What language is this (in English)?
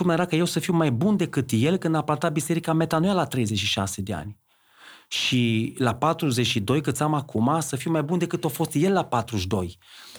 Romanian